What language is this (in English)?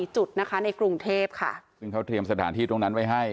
Thai